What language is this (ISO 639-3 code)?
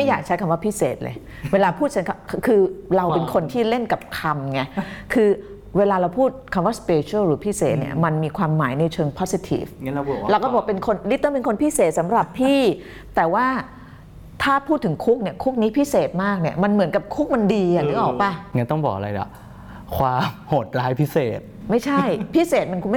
tha